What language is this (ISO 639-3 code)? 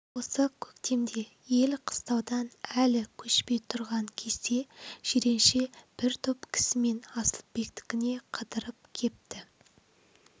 kaz